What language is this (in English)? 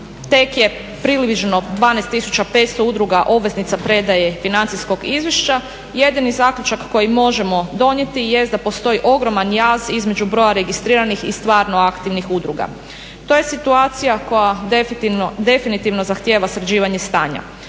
Croatian